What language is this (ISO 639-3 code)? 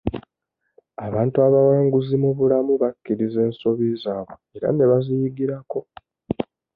lug